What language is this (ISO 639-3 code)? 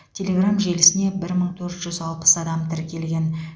kaz